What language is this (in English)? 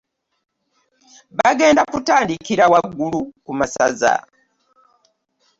Ganda